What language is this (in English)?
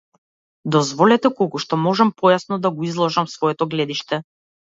Macedonian